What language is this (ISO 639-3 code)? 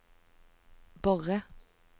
nor